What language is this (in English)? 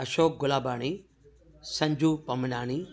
Sindhi